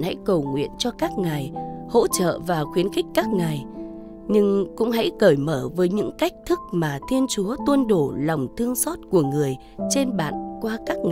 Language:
Vietnamese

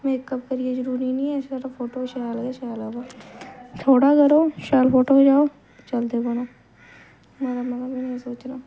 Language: Dogri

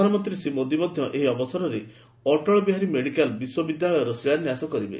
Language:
Odia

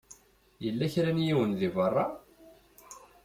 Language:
Kabyle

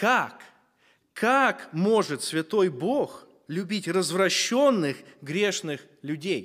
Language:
Russian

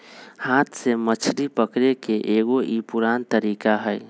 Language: Magahi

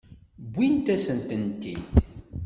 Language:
Kabyle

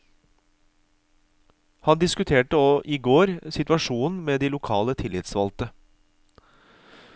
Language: Norwegian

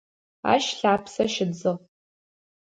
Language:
Adyghe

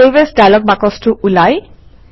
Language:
Assamese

